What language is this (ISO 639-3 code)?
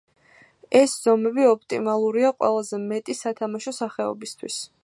kat